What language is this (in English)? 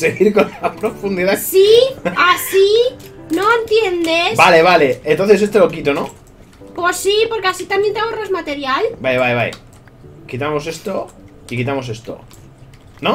Spanish